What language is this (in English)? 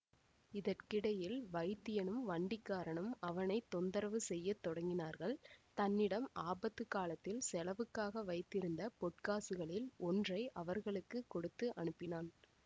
Tamil